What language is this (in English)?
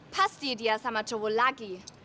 Indonesian